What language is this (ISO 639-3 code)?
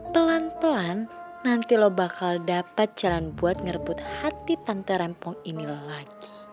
ind